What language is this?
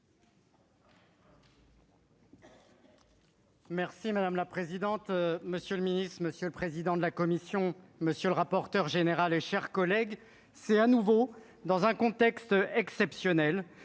French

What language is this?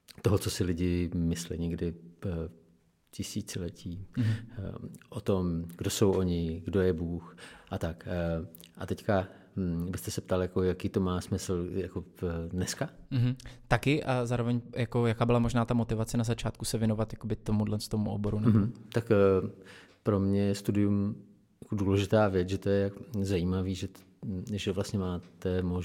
Czech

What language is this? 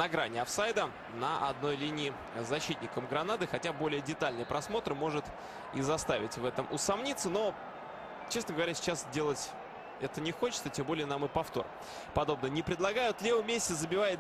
Russian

